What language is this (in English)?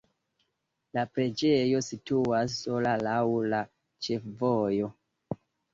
Esperanto